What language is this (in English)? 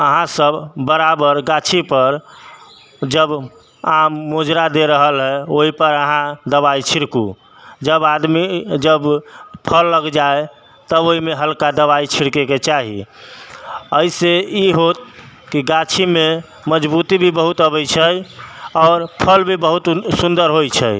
Maithili